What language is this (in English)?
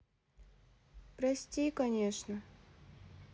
Russian